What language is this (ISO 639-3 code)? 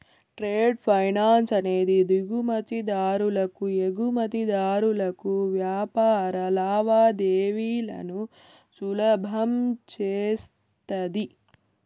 tel